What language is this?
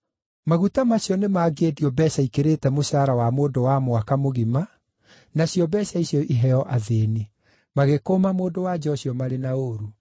Kikuyu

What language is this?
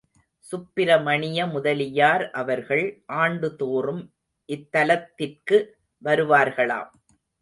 Tamil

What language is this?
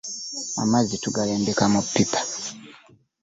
Ganda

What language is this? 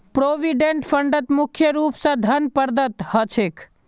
Magahi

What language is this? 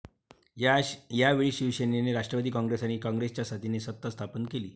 Marathi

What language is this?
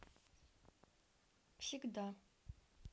Russian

